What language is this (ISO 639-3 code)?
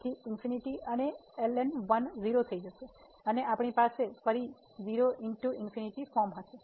guj